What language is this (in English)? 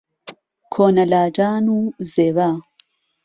Central Kurdish